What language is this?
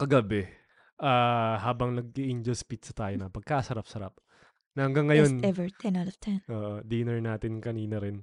Filipino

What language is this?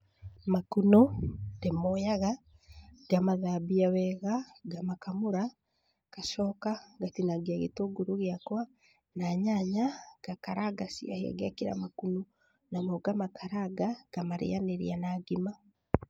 Kikuyu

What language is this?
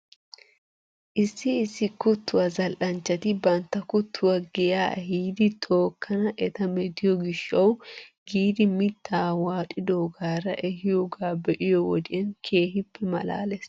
Wolaytta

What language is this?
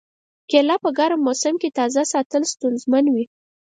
Pashto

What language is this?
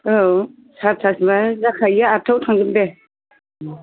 Bodo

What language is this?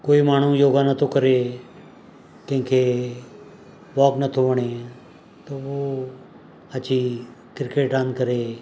Sindhi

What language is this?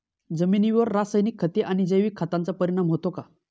Marathi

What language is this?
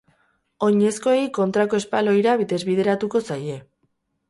Basque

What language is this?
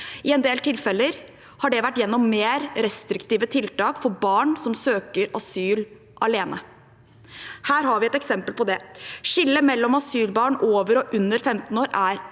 Norwegian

